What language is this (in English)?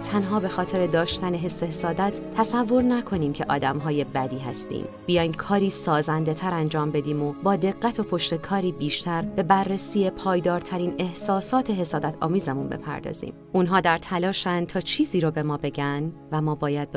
Persian